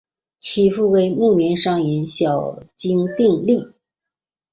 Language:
Chinese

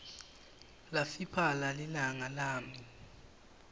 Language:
Swati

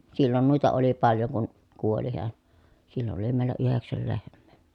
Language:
Finnish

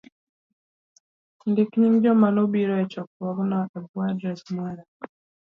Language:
Luo (Kenya and Tanzania)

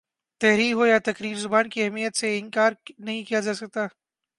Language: Urdu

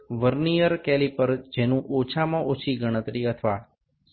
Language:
Gujarati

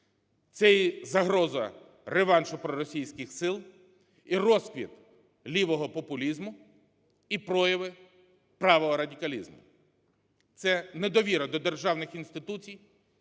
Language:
Ukrainian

